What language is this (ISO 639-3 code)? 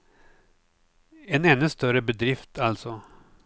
swe